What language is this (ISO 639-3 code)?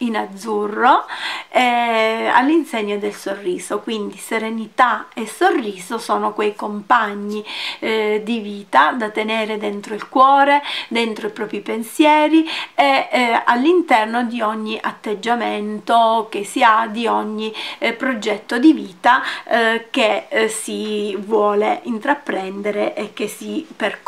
ita